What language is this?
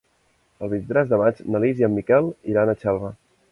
Catalan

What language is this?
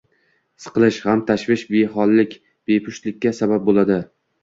Uzbek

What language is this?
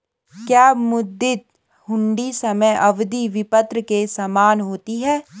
Hindi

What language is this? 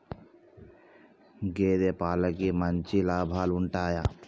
Telugu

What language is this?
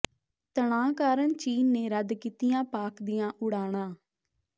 Punjabi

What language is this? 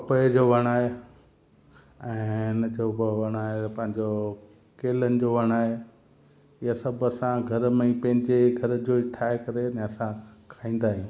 Sindhi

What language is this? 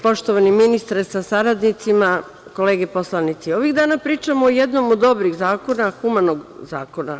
Serbian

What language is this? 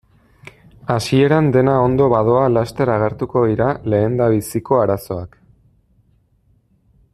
Basque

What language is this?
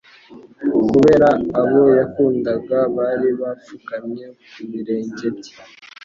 Kinyarwanda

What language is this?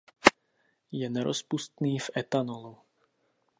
Czech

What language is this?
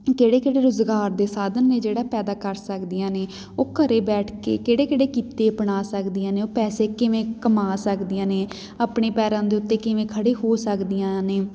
Punjabi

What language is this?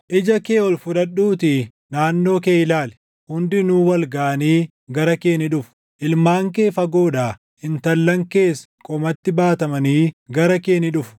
Oromo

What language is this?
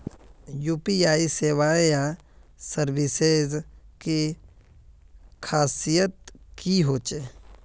Magahi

